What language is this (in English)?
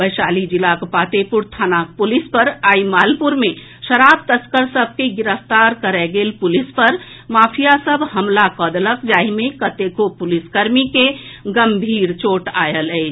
Maithili